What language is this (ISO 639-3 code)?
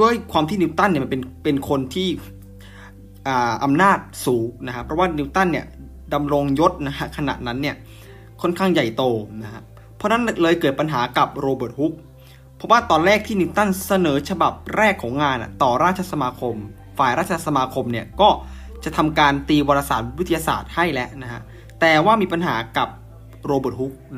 tha